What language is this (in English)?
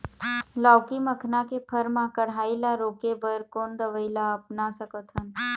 Chhattisgarhi